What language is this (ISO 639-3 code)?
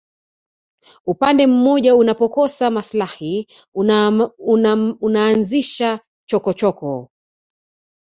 swa